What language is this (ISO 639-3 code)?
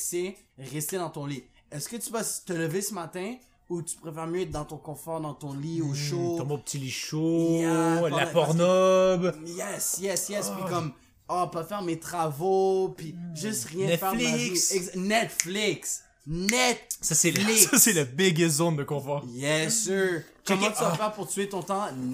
fra